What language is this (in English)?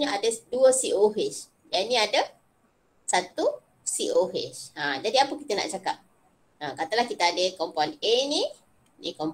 Malay